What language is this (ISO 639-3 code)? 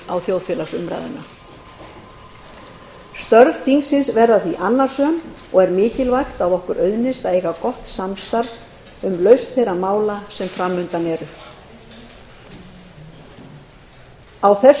isl